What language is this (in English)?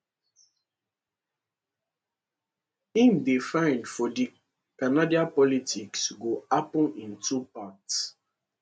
Nigerian Pidgin